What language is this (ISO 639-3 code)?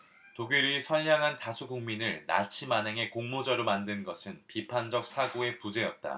kor